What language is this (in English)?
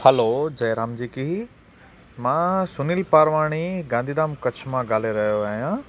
Sindhi